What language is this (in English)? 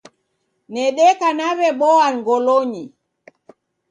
Taita